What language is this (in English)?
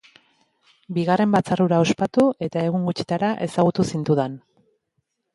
Basque